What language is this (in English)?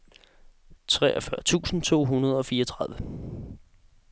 Danish